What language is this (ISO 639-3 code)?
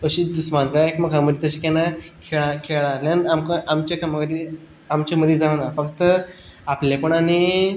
kok